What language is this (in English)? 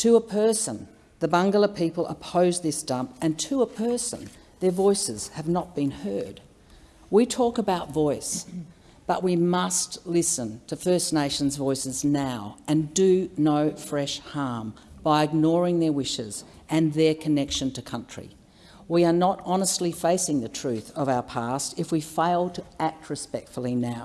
English